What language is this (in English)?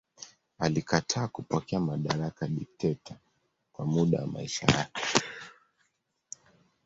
Swahili